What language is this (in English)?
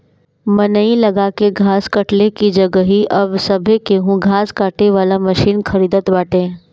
Bhojpuri